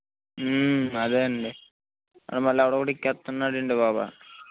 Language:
Telugu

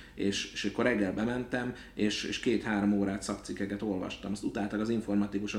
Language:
Hungarian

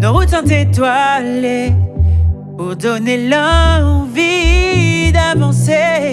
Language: French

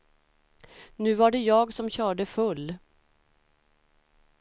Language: Swedish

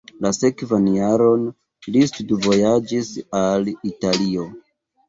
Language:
Esperanto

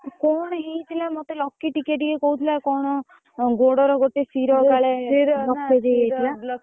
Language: Odia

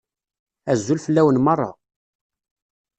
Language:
Kabyle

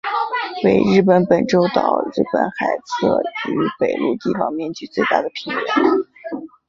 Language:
Chinese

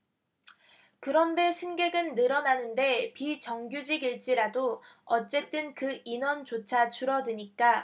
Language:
Korean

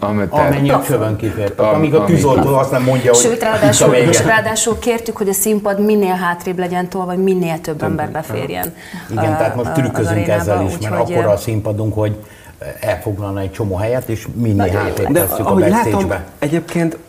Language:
Hungarian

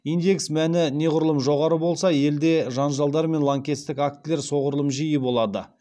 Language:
Kazakh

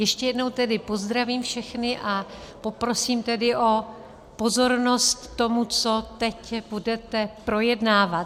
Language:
Czech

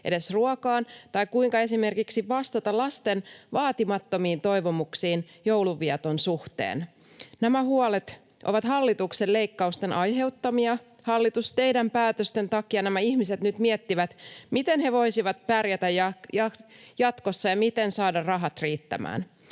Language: Finnish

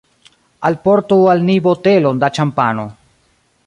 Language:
Esperanto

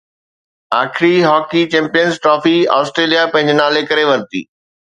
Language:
Sindhi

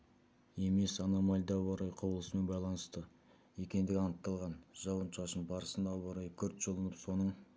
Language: Kazakh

